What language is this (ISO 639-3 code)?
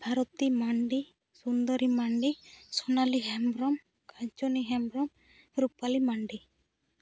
sat